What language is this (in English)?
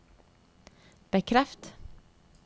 Norwegian